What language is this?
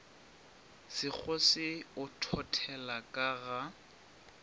Northern Sotho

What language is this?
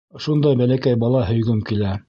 Bashkir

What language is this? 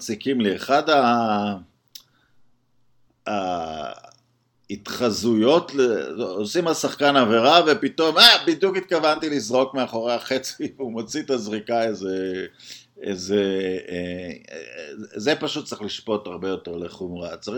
Hebrew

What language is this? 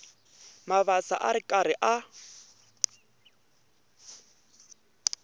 Tsonga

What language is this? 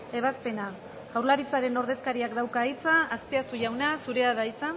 Basque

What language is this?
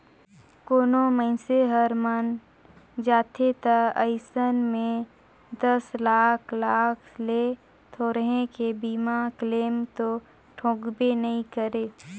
Chhattisgarhi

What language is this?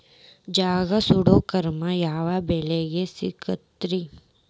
Kannada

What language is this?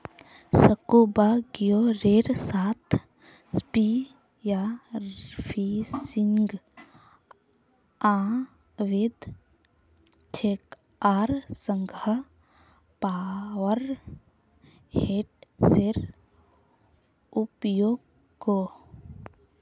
Magahi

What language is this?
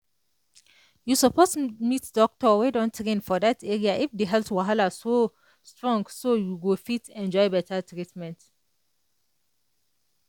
Nigerian Pidgin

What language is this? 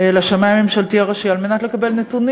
Hebrew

